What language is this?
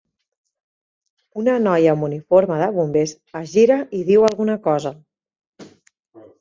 Catalan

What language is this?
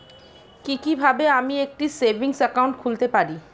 Bangla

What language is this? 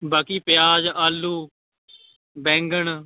Punjabi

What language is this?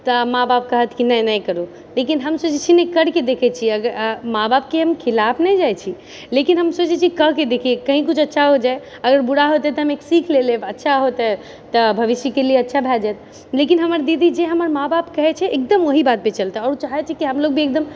Maithili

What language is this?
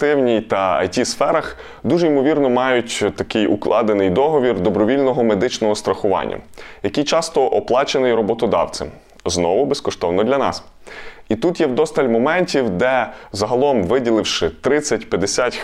Ukrainian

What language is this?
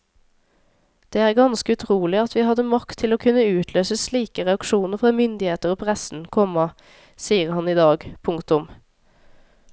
Norwegian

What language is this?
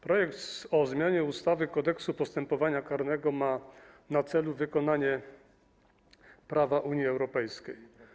Polish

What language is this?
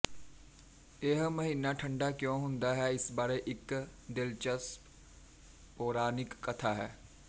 Punjabi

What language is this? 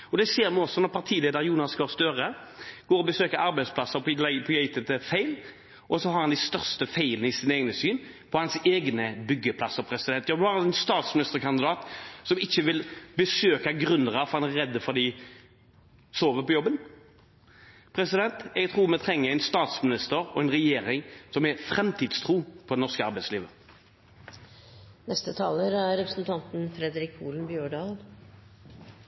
Norwegian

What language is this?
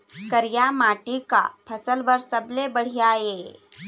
Chhattisgarhi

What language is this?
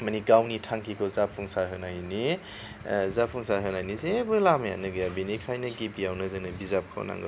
Bodo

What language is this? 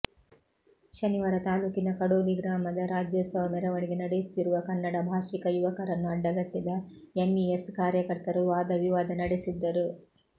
Kannada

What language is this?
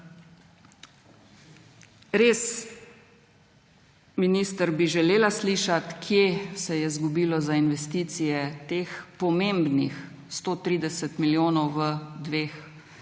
Slovenian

